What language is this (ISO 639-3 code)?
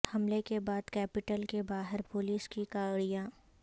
urd